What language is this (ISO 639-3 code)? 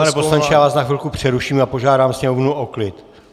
ces